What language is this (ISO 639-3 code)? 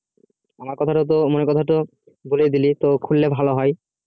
ben